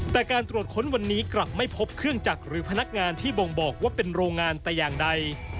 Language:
Thai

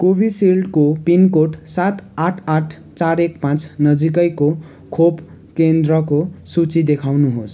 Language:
Nepali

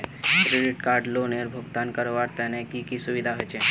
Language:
Magahi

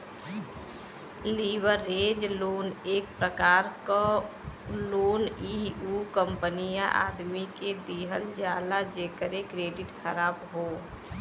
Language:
Bhojpuri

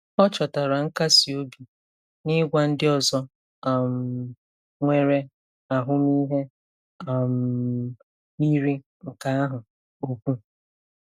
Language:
Igbo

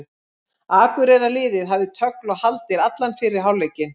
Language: Icelandic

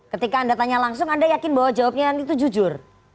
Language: Indonesian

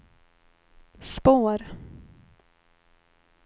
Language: Swedish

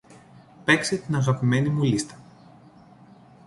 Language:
Greek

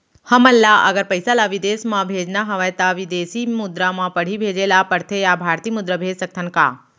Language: Chhattisgarhi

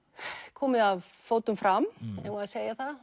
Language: Icelandic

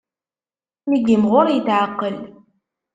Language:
Kabyle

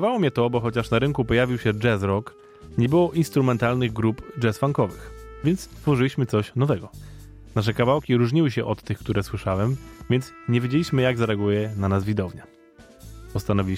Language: Polish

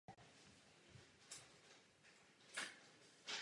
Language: Czech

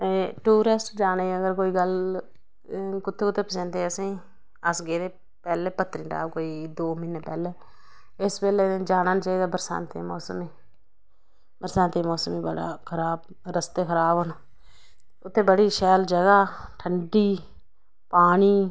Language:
Dogri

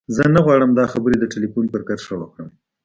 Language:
Pashto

